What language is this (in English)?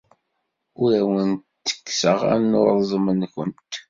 Kabyle